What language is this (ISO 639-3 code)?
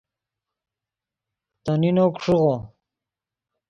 ydg